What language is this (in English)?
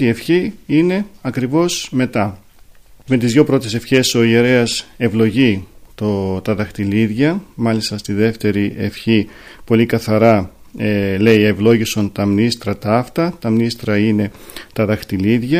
Greek